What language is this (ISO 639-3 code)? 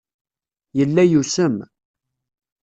kab